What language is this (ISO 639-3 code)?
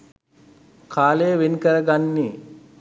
sin